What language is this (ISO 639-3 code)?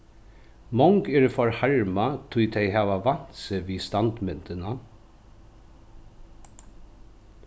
fao